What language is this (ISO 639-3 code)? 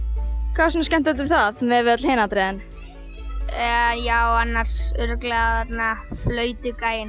isl